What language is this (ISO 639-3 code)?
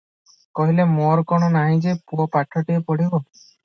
ori